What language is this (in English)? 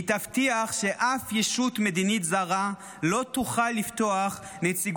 Hebrew